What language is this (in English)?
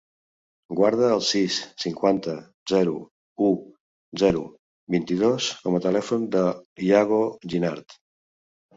Catalan